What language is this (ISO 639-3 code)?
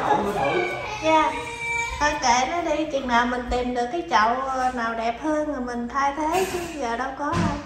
vie